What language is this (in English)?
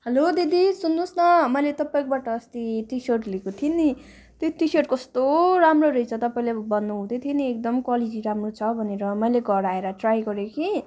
Nepali